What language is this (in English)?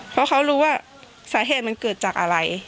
Thai